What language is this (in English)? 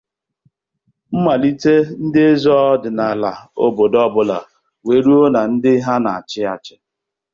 Igbo